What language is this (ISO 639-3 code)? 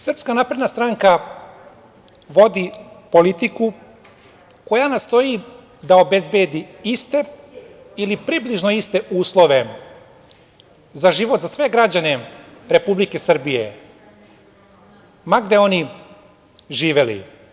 srp